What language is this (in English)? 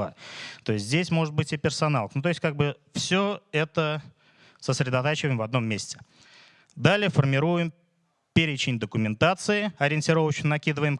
Russian